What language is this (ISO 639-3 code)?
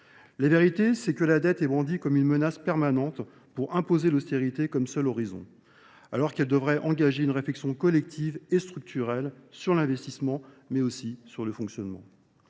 fra